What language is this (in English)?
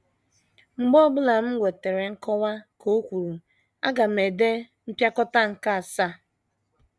Igbo